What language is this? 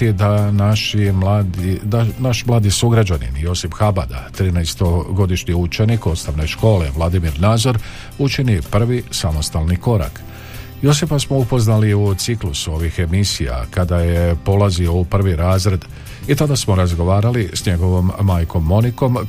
Croatian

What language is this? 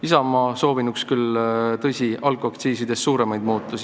Estonian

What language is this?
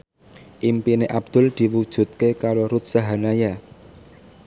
Javanese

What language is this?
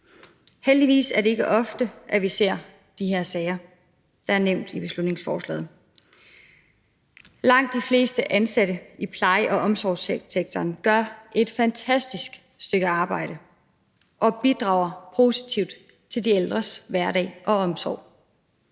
Danish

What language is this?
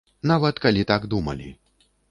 Belarusian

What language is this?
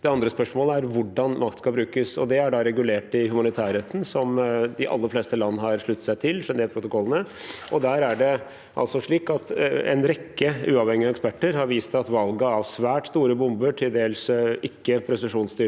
Norwegian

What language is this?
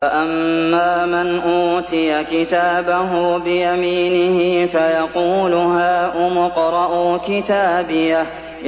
Arabic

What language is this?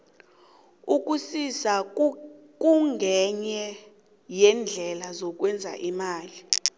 South Ndebele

